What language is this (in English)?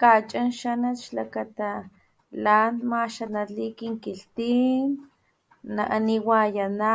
Papantla Totonac